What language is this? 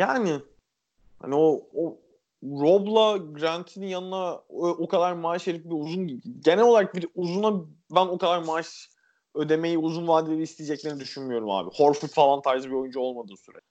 Turkish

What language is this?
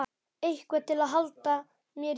Icelandic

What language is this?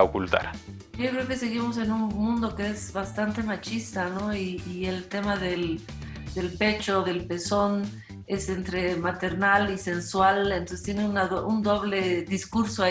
Spanish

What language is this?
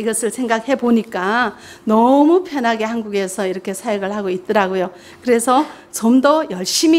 Korean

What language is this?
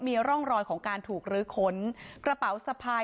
Thai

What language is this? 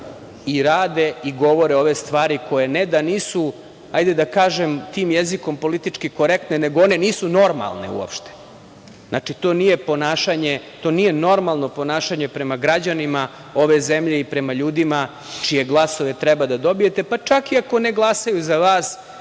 Serbian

